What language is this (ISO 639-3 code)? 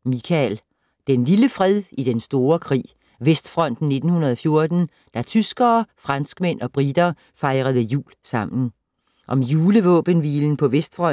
dan